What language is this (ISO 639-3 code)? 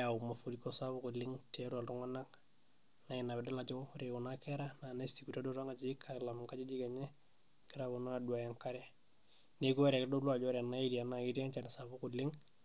mas